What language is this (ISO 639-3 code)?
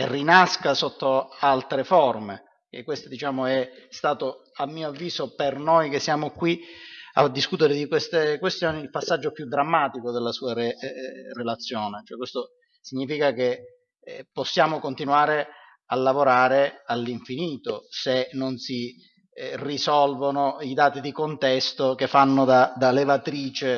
ita